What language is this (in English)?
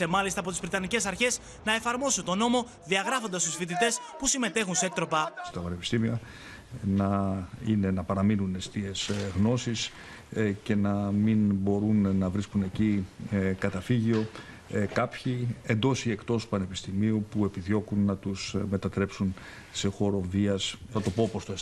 Greek